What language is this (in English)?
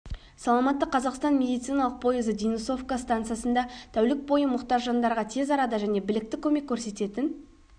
Kazakh